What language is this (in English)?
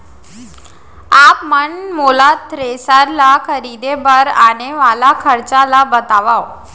Chhattisgarhi